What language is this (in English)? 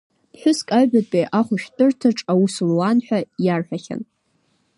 Abkhazian